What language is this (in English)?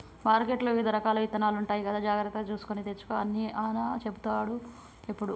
Telugu